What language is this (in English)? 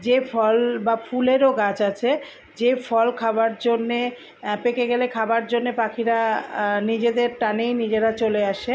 Bangla